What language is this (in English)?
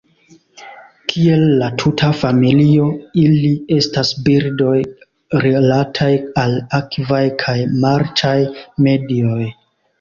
Esperanto